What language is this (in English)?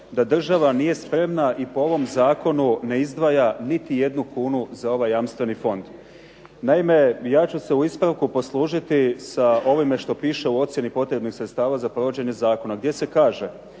Croatian